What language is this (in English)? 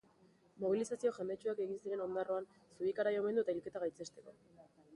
Basque